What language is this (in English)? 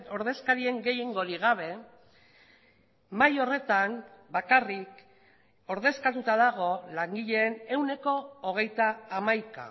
Basque